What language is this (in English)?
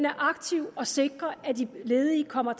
Danish